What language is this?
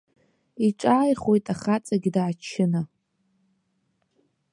Abkhazian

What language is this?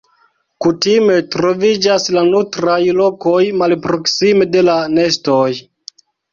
Esperanto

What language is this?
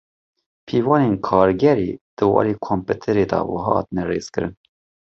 Kurdish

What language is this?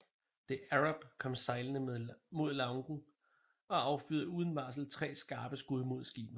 Danish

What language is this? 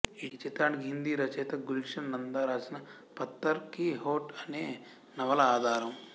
Telugu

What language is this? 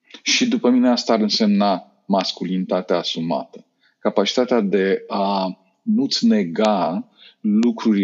Romanian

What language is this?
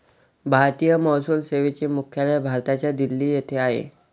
Marathi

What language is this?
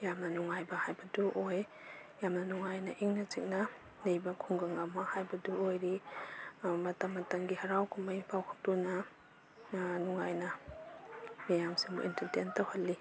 Manipuri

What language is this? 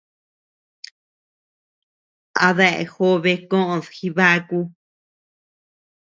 Tepeuxila Cuicatec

